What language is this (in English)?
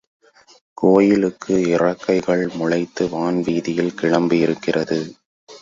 Tamil